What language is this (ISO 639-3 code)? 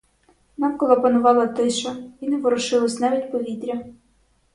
ukr